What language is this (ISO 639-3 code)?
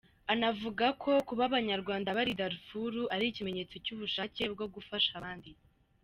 kin